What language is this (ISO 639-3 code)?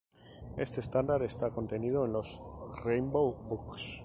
spa